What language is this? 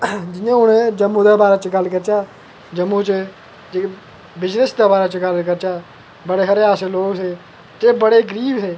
Dogri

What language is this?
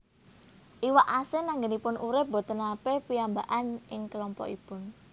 Javanese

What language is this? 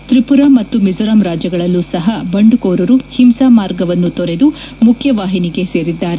Kannada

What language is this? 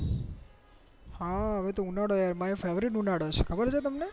Gujarati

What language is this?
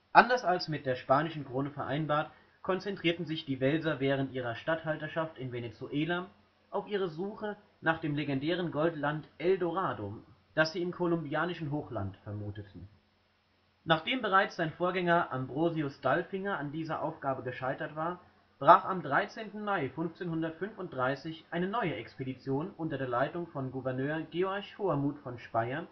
German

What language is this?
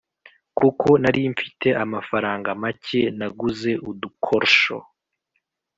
Kinyarwanda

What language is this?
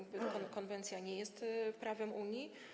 Polish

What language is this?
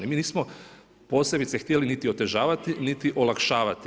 Croatian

